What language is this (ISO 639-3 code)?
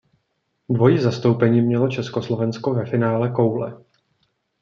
ces